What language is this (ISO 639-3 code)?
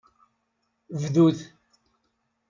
kab